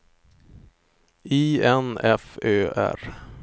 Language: Swedish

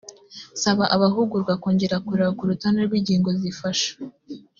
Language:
Kinyarwanda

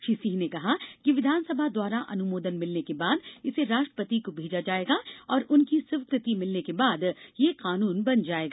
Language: Hindi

